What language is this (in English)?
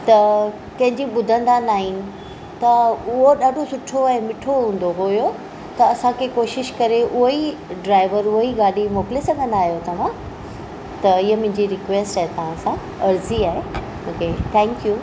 Sindhi